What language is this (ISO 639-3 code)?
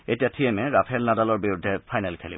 asm